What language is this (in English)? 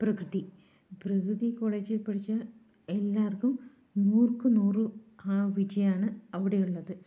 Malayalam